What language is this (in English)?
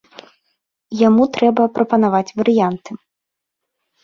Belarusian